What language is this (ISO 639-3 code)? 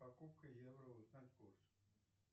rus